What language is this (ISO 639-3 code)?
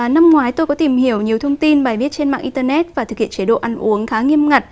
vie